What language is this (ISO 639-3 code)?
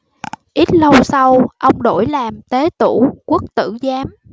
vie